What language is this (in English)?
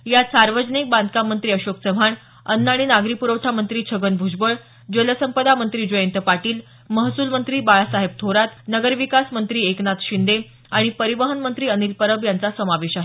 Marathi